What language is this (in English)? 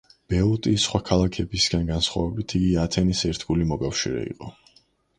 Georgian